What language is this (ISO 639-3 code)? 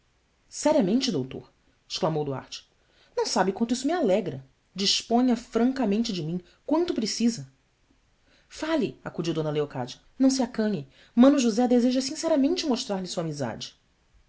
por